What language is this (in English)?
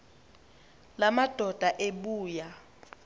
Xhosa